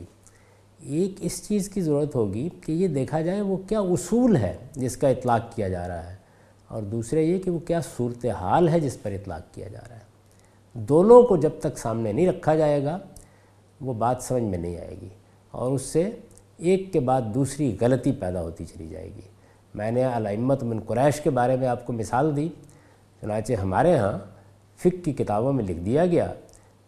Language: Urdu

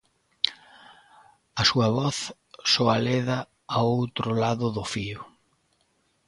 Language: Galician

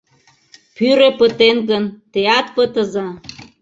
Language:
Mari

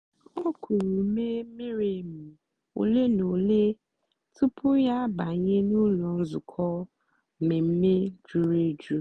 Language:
Igbo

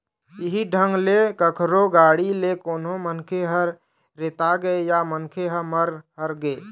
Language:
Chhattisgarhi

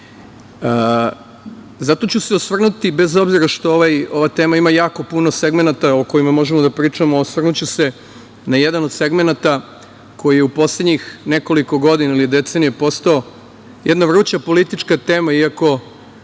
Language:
Serbian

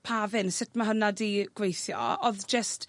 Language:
Welsh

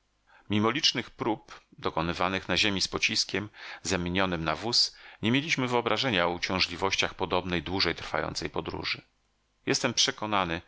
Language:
Polish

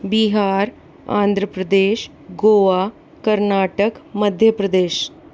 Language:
Hindi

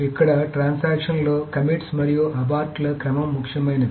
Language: Telugu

